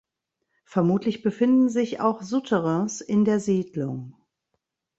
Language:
German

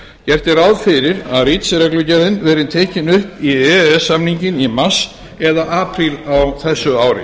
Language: Icelandic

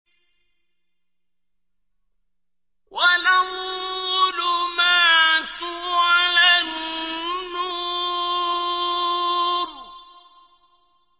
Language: Arabic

